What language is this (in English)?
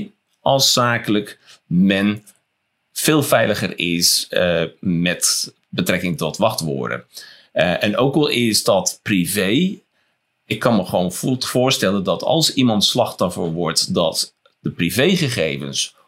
Dutch